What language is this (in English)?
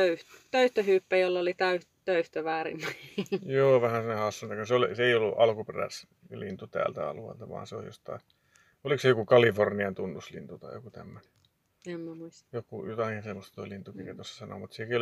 Finnish